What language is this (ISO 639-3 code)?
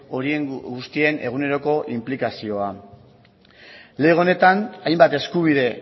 eus